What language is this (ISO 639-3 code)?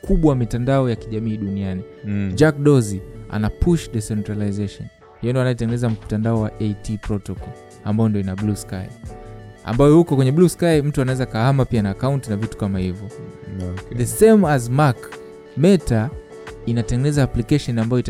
swa